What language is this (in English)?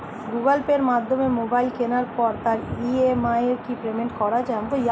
Bangla